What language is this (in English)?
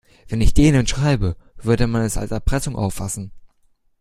German